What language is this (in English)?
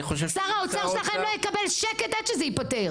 Hebrew